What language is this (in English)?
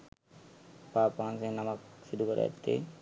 Sinhala